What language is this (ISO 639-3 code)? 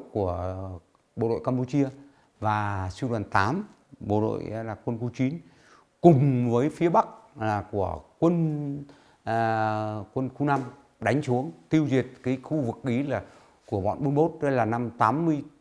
vie